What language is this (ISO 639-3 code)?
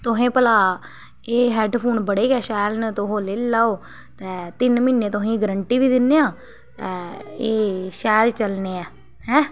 doi